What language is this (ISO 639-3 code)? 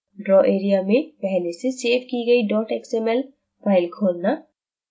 hin